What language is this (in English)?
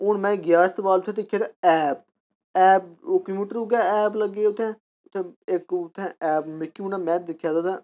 Dogri